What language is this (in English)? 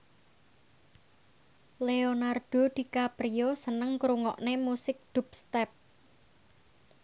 Javanese